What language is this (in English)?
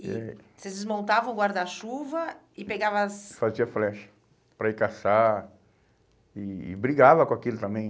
Portuguese